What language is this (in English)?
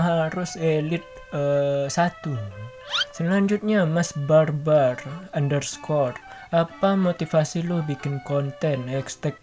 Indonesian